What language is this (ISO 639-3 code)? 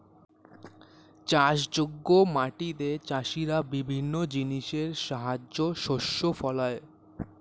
ben